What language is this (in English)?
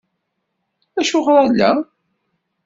Kabyle